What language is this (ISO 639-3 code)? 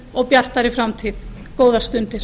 isl